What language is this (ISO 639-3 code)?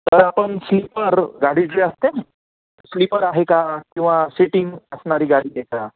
mar